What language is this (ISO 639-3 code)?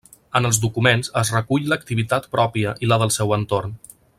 cat